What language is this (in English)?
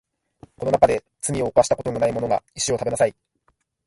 Japanese